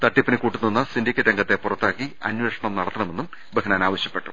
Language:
Malayalam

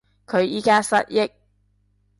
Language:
Cantonese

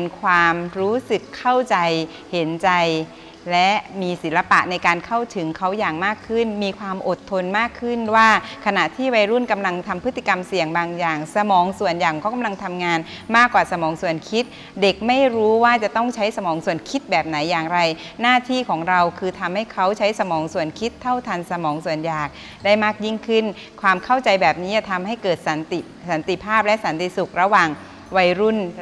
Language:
Thai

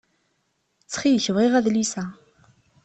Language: Kabyle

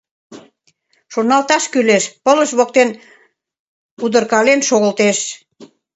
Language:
Mari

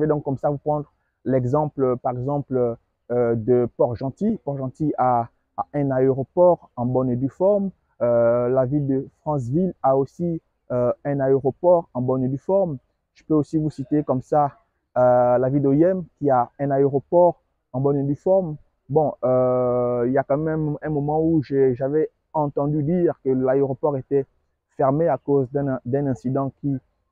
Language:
French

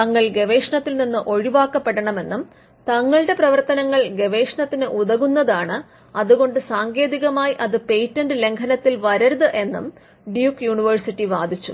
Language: Malayalam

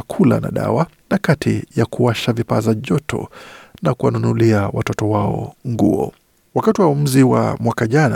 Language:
Swahili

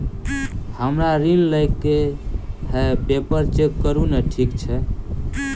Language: Maithili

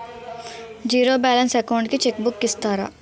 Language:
Telugu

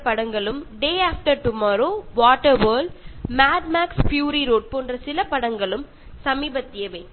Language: Malayalam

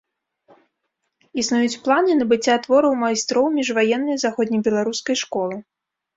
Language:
Belarusian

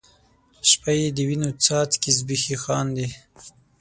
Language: Pashto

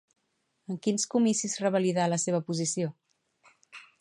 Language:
Catalan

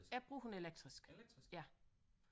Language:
Danish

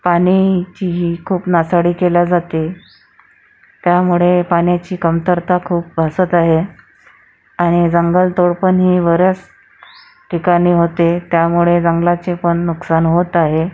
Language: Marathi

